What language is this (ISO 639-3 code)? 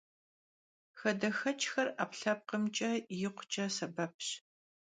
kbd